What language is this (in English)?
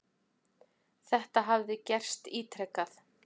Icelandic